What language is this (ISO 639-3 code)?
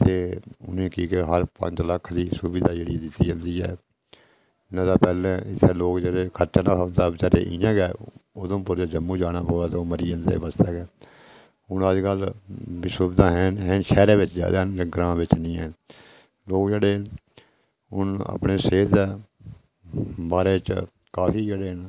doi